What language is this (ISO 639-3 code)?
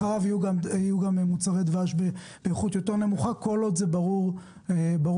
heb